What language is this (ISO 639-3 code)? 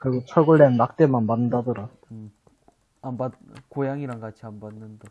kor